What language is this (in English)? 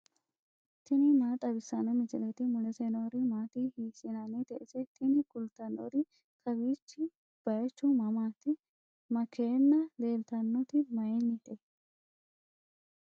Sidamo